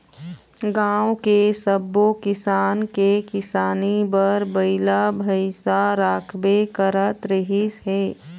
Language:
Chhattisgarhi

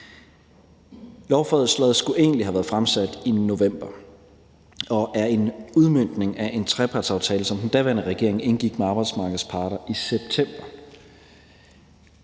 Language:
Danish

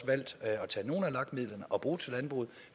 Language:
Danish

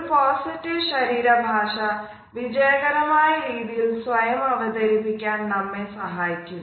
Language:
Malayalam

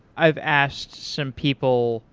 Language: English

